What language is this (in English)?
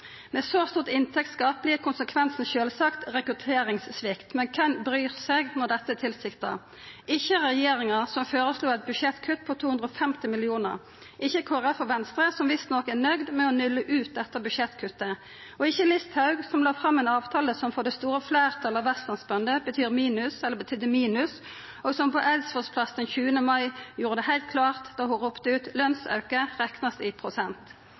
Norwegian Nynorsk